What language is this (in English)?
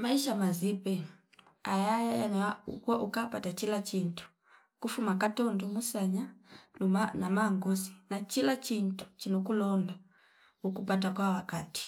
Fipa